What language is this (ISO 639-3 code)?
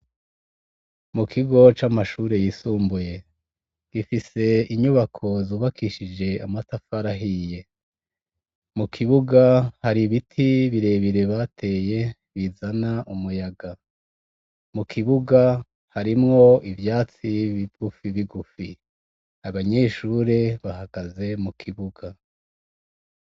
run